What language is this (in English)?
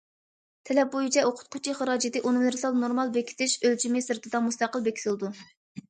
Uyghur